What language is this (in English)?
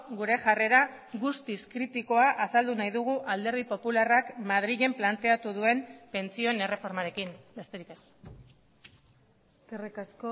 Basque